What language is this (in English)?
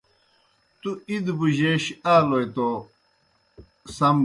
Kohistani Shina